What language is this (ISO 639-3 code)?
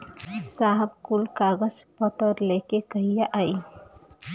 bho